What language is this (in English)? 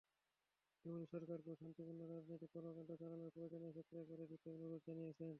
Bangla